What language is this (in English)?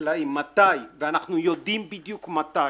Hebrew